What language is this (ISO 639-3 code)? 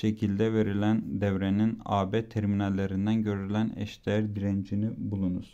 tur